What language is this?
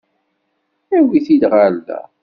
Kabyle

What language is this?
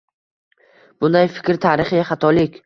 Uzbek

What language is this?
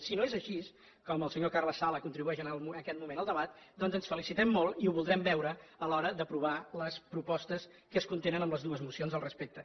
Catalan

